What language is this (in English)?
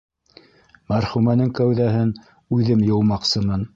Bashkir